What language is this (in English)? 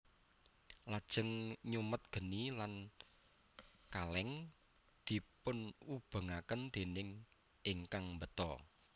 Javanese